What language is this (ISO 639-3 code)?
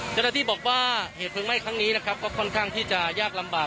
tha